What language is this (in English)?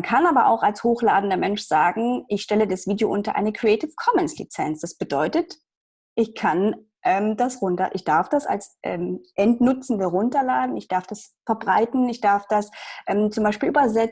German